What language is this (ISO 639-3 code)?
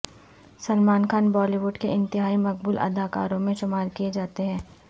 urd